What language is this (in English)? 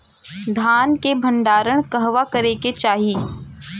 Bhojpuri